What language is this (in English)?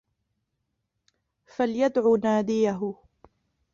Arabic